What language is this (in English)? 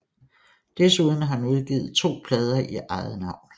Danish